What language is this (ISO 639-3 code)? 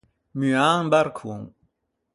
lij